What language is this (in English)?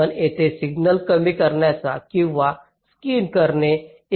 Marathi